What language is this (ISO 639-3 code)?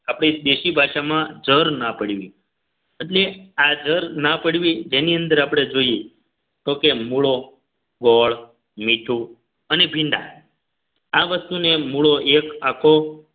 guj